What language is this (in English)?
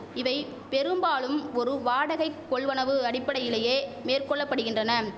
Tamil